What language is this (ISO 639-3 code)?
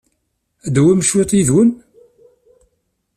kab